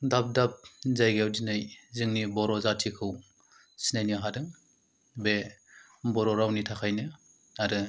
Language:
Bodo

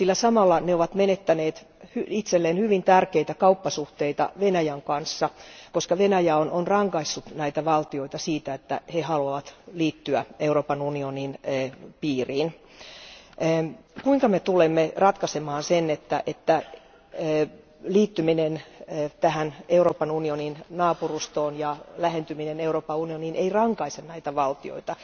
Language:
Finnish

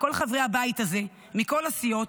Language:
Hebrew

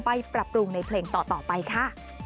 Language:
Thai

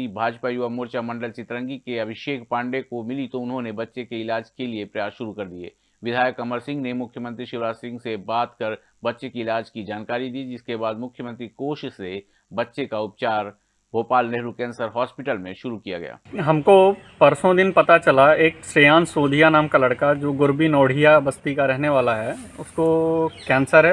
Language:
Hindi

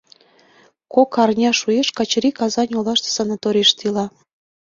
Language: Mari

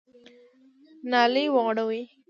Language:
Pashto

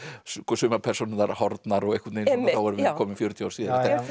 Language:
Icelandic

